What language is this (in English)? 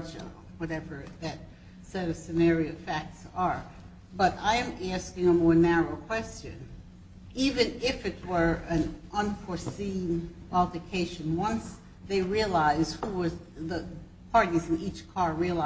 English